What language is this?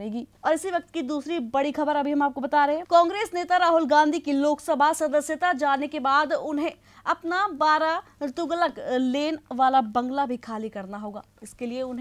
Hindi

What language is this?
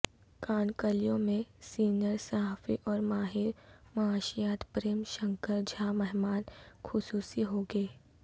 Urdu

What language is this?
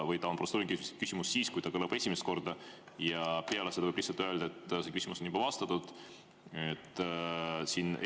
Estonian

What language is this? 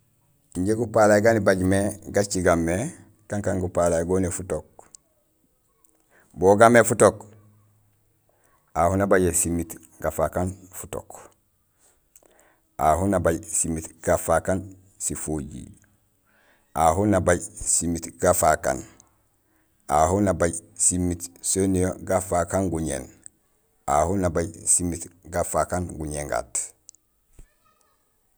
Gusilay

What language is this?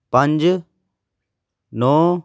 Punjabi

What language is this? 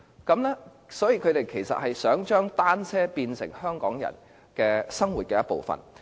Cantonese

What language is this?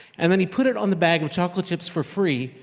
English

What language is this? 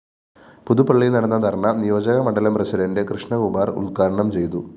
Malayalam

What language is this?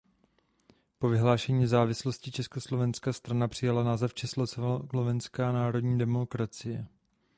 Czech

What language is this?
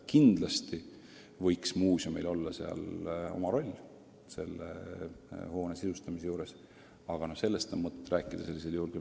Estonian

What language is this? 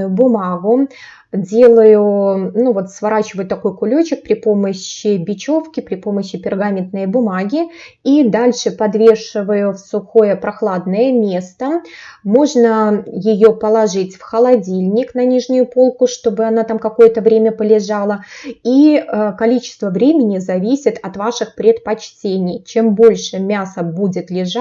Russian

